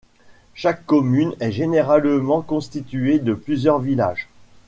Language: French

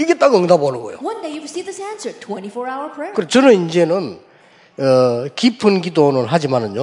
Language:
Korean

